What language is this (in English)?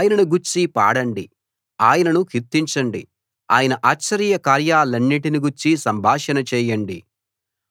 Telugu